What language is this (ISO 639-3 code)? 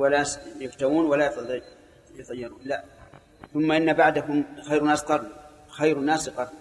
ara